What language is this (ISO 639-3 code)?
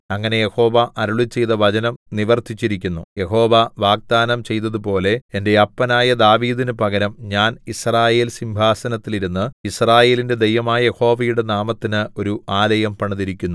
mal